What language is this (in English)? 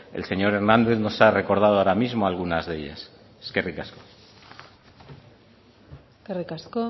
Spanish